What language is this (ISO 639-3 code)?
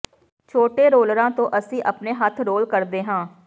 pan